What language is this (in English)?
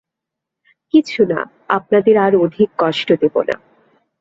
Bangla